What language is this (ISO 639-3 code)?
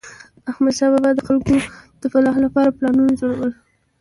pus